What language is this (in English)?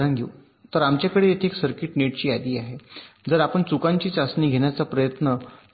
Marathi